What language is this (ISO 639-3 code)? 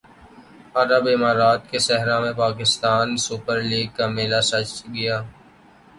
urd